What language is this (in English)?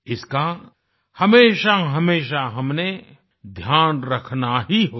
Hindi